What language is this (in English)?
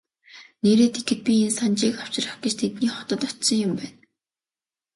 Mongolian